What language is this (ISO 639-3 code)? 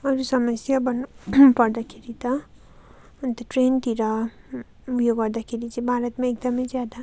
nep